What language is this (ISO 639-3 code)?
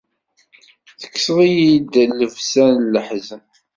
kab